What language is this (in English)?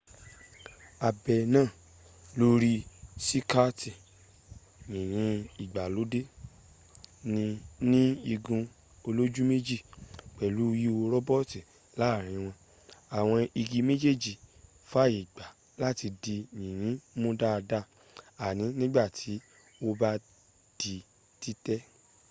Yoruba